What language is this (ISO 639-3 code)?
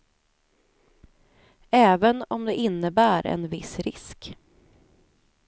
swe